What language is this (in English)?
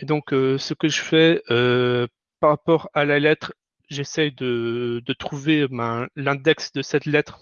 French